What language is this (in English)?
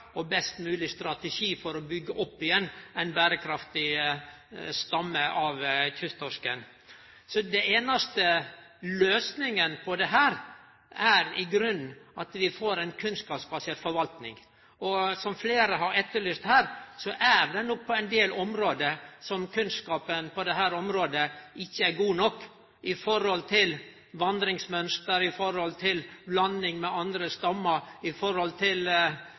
Norwegian Nynorsk